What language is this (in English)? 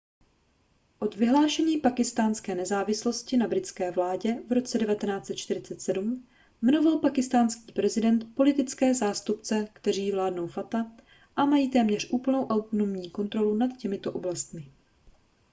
Czech